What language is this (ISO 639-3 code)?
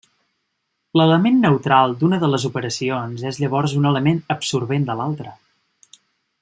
cat